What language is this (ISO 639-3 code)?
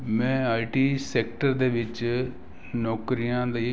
pan